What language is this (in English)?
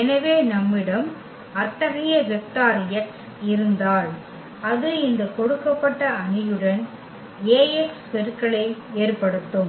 Tamil